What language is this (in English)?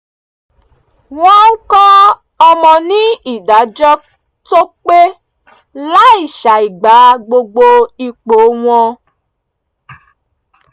Yoruba